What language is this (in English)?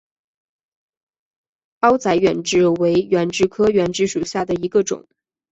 Chinese